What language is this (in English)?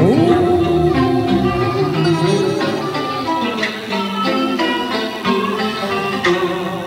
Vietnamese